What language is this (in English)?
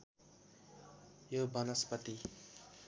Nepali